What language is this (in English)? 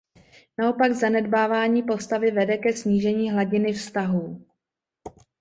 Czech